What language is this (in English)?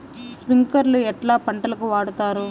Telugu